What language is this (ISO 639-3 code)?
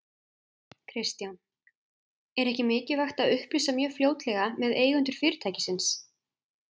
isl